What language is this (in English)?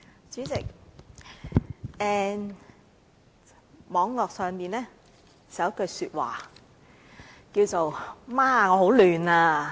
Cantonese